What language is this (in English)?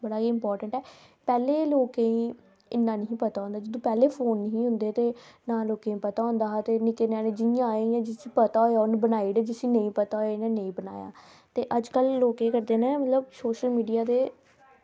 Dogri